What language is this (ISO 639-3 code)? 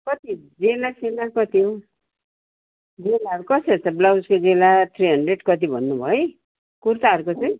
nep